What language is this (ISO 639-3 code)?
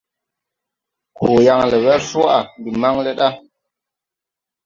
tui